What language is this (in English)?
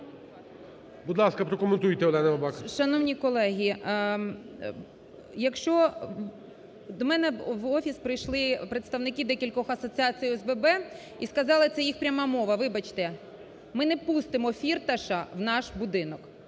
Ukrainian